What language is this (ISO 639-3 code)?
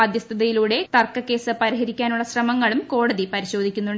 mal